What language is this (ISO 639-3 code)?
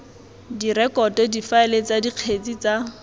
tsn